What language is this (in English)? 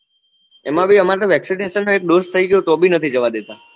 Gujarati